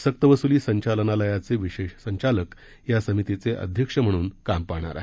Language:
Marathi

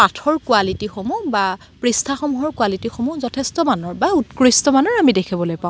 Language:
Assamese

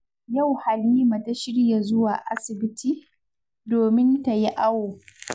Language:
Hausa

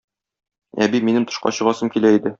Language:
Tatar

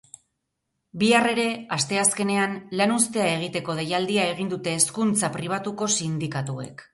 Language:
Basque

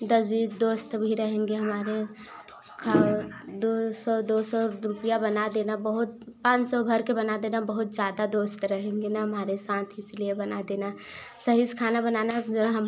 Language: Hindi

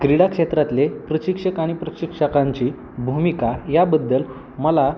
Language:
Marathi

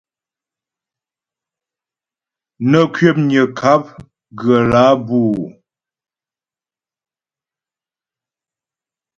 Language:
Ghomala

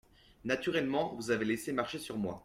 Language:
French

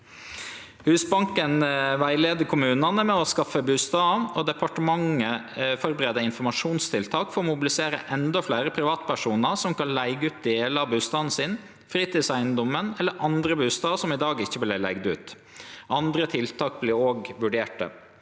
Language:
Norwegian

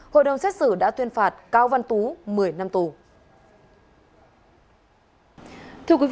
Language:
Vietnamese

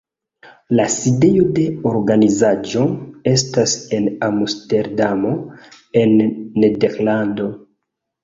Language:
Esperanto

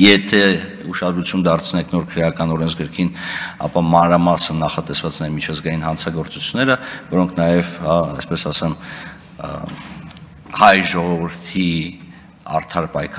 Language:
Turkish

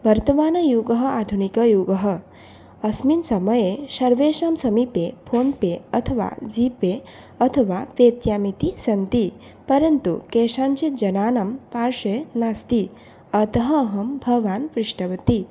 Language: Sanskrit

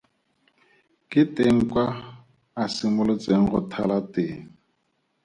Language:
Tswana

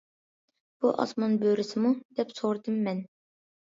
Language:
Uyghur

